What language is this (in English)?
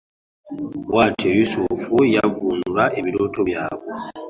Ganda